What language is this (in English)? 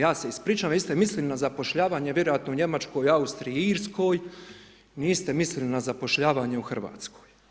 Croatian